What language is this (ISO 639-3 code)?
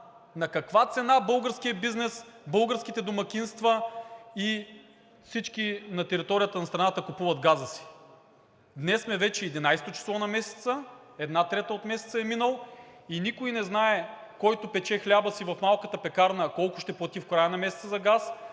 bul